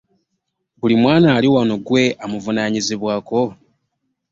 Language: Ganda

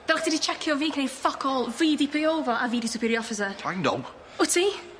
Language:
Welsh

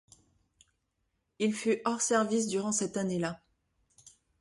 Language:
French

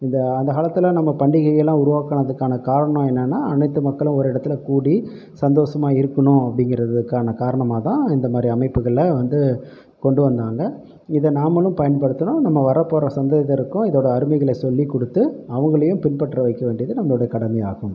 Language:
Tamil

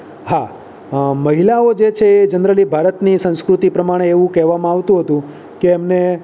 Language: Gujarati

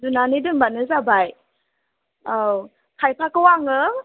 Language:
Bodo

